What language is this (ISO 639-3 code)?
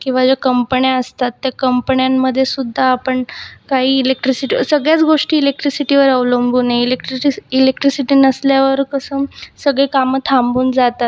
mar